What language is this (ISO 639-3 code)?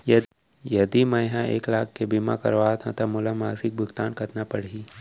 hne